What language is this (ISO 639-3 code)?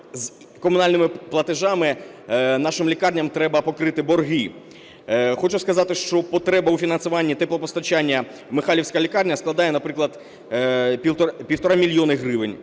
ukr